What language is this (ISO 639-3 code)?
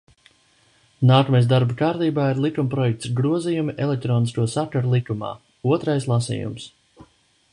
lav